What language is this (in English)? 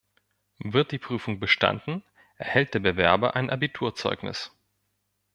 German